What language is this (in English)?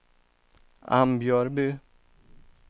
Swedish